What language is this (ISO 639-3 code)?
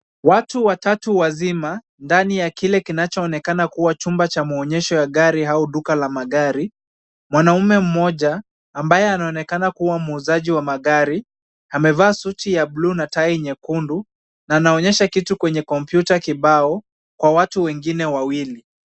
swa